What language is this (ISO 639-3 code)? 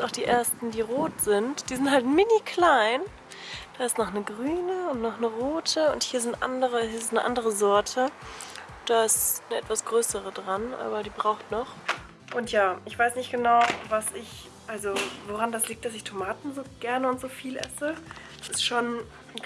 deu